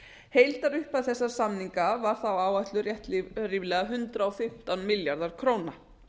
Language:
Icelandic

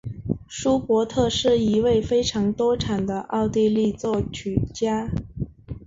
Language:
Chinese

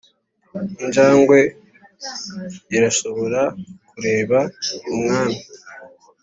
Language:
Kinyarwanda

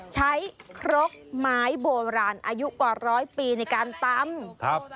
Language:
Thai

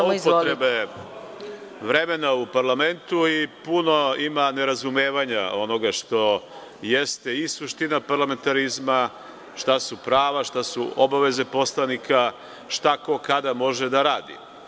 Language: Serbian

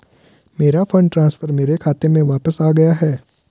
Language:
Hindi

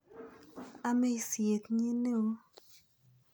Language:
Kalenjin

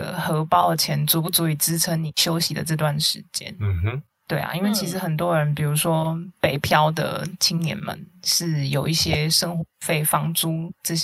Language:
Chinese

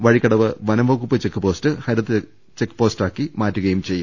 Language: Malayalam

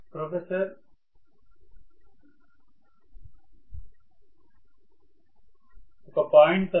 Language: Telugu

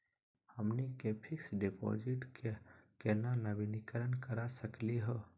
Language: Magahi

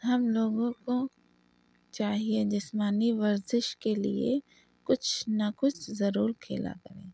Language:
Urdu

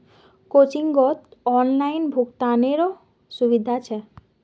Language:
Magahi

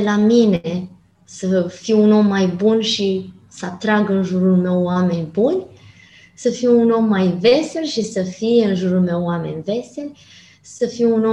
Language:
Romanian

